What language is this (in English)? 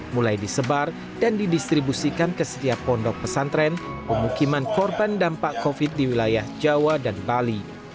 Indonesian